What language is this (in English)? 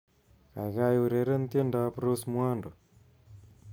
Kalenjin